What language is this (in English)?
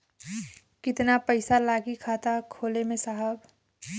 Bhojpuri